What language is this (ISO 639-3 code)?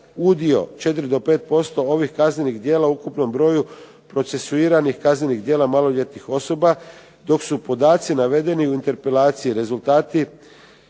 hrv